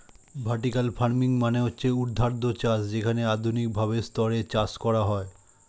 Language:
Bangla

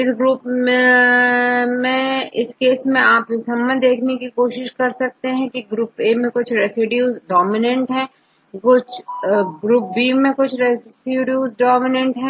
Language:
Hindi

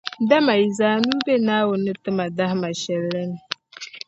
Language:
Dagbani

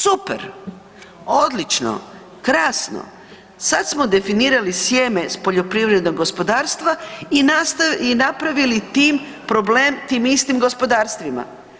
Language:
Croatian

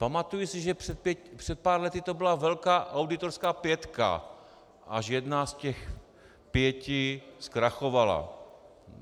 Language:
Czech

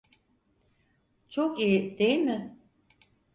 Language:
Turkish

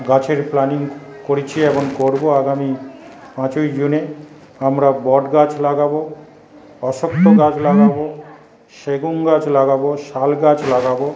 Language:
Bangla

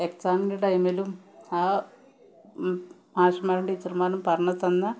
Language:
Malayalam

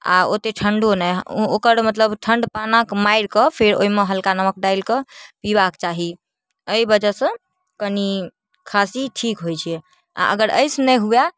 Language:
Maithili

